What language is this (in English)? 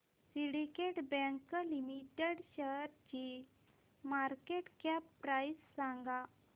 Marathi